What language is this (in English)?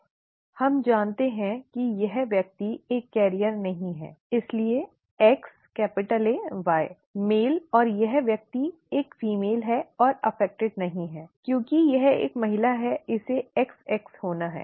Hindi